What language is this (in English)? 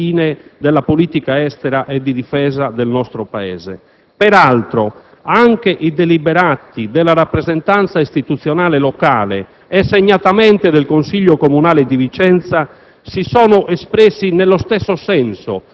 Italian